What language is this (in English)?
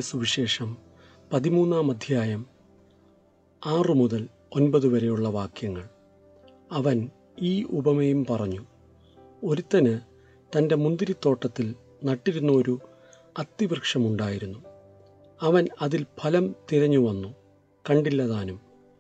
Malayalam